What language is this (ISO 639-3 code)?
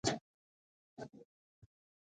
pus